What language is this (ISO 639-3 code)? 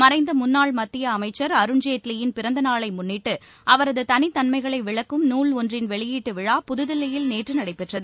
tam